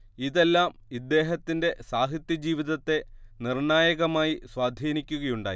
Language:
Malayalam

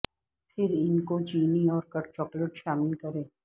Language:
Urdu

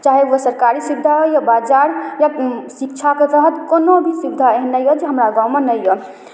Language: Maithili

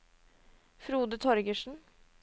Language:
Norwegian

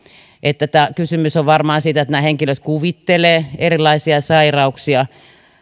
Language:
Finnish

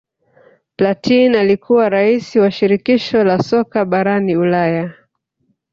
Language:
Swahili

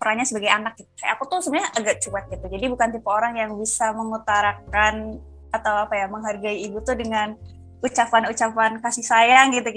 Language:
Indonesian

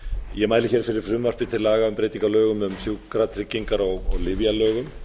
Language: Icelandic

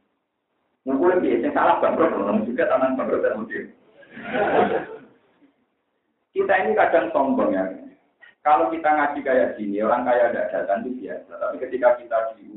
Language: Indonesian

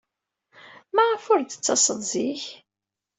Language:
Kabyle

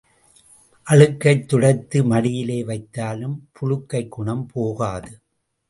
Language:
Tamil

